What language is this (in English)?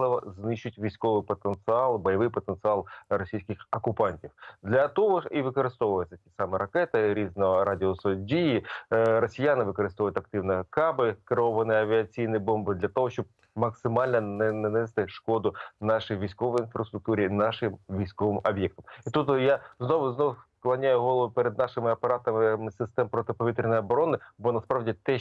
Ukrainian